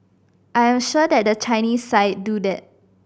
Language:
English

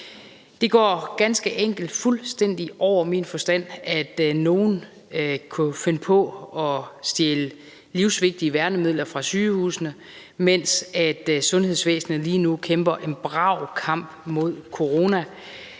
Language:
Danish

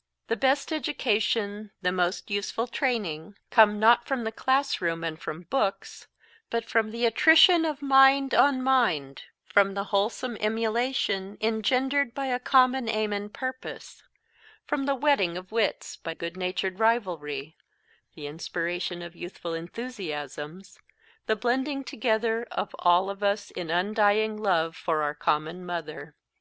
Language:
English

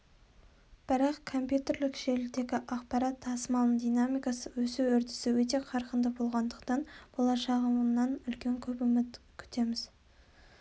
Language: Kazakh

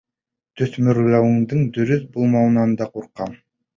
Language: Bashkir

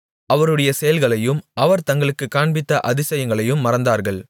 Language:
Tamil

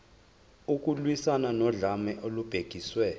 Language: Zulu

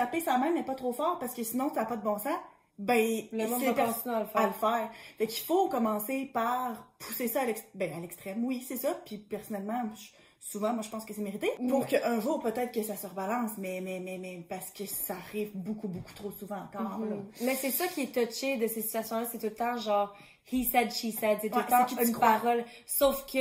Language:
French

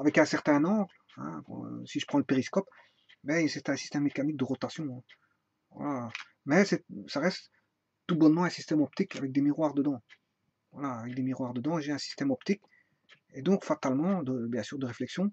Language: French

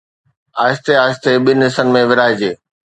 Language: Sindhi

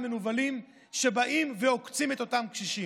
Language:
Hebrew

